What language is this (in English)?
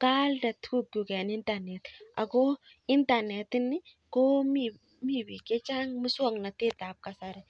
Kalenjin